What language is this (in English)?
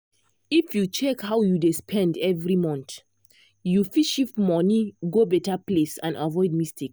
Nigerian Pidgin